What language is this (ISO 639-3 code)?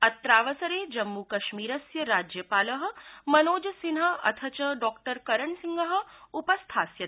san